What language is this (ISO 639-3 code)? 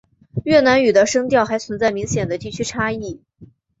zho